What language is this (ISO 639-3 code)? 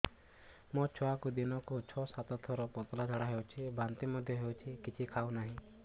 ori